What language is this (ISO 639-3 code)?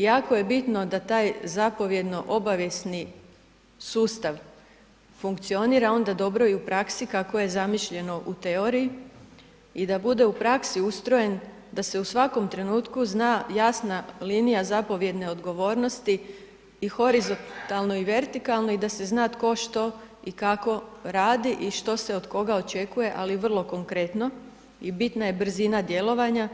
hrv